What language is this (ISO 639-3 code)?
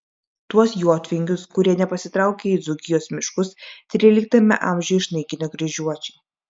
lit